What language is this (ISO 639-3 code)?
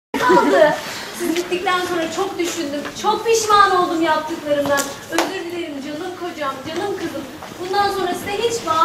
tur